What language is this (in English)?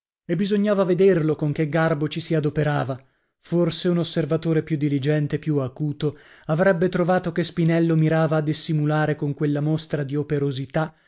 Italian